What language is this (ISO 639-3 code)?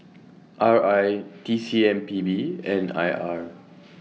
eng